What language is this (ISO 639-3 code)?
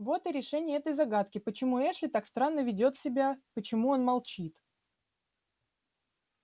rus